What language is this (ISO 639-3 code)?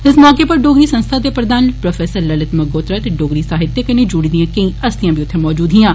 doi